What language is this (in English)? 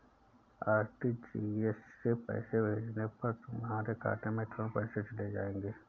Hindi